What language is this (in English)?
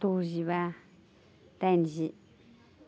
Bodo